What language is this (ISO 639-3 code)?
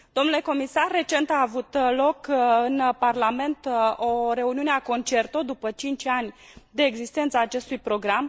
ron